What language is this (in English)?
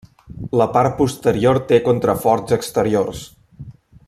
Catalan